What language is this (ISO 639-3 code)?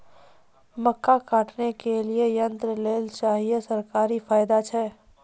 mai